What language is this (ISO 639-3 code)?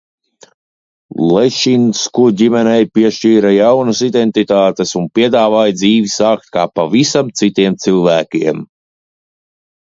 lav